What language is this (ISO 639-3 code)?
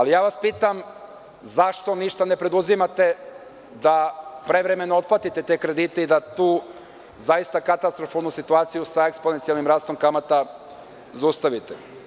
srp